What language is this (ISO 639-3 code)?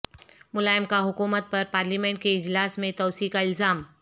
urd